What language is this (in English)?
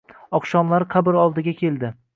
Uzbek